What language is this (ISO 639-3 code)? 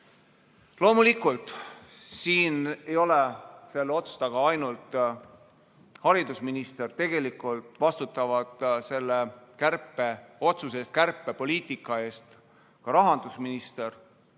est